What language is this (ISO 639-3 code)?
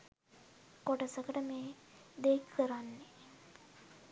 sin